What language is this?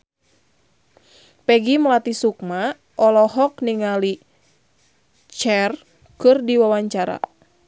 Sundanese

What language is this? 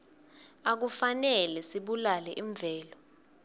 Swati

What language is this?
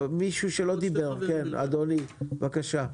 Hebrew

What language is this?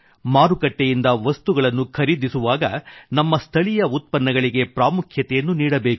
Kannada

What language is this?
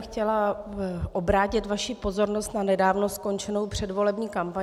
Czech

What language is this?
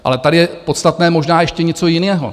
Czech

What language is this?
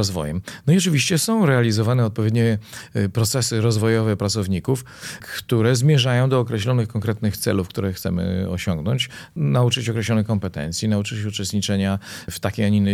Polish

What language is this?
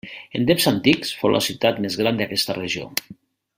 Catalan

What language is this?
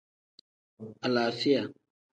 Tem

